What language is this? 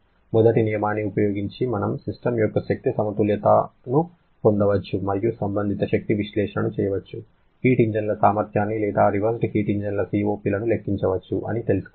Telugu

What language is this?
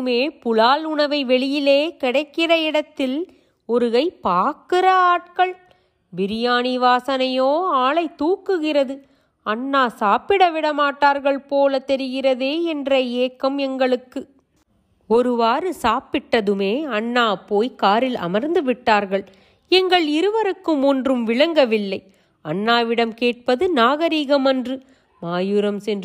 Tamil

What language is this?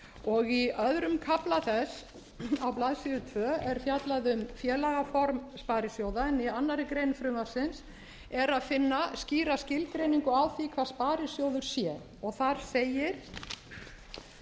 Icelandic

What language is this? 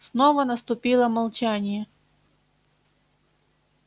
Russian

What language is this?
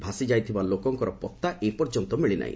Odia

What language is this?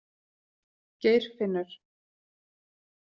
Icelandic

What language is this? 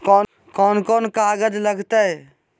Magahi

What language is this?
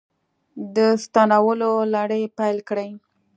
Pashto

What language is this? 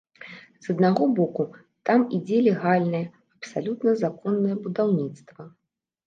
Belarusian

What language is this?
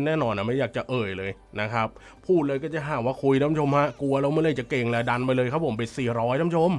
Thai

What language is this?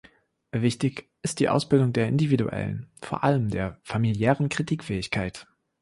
German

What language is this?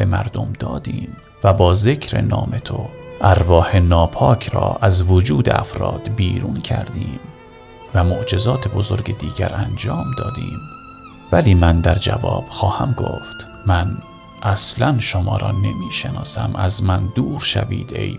Persian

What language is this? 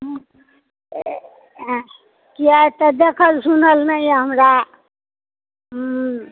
Maithili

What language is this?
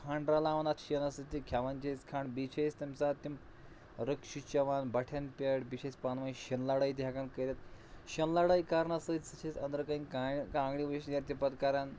Kashmiri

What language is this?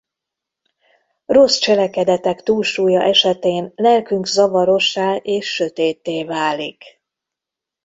Hungarian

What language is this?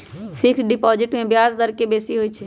Magahi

